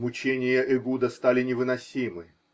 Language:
Russian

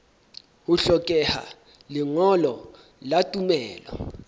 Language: Southern Sotho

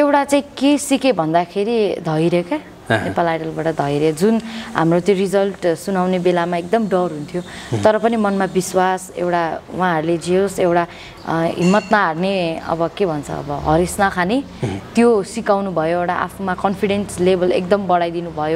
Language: Thai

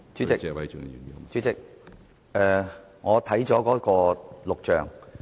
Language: Cantonese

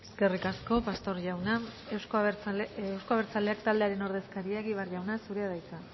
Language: Basque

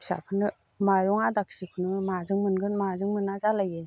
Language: Bodo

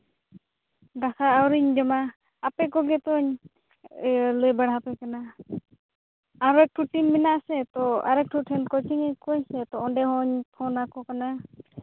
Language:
Santali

